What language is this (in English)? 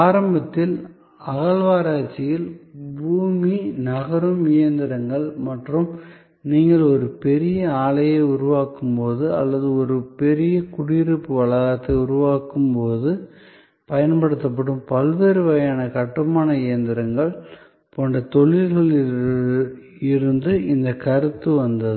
Tamil